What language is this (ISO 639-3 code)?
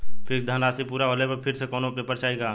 bho